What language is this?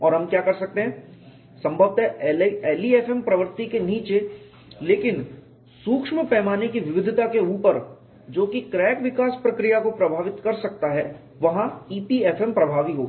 Hindi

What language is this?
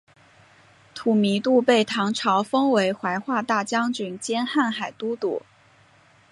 Chinese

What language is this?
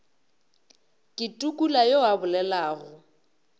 Northern Sotho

